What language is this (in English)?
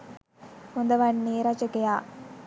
Sinhala